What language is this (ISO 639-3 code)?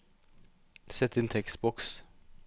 nor